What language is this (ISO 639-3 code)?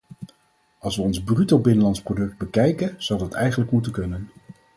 nld